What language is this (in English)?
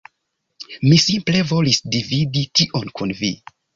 Esperanto